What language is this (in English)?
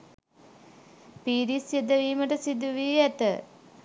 Sinhala